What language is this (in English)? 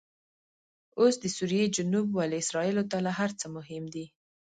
Pashto